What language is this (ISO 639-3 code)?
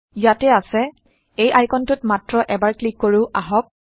asm